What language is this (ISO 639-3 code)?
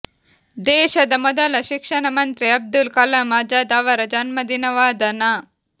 kan